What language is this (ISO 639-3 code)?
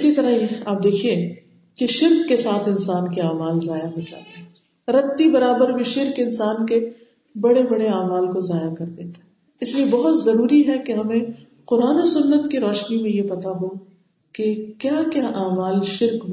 urd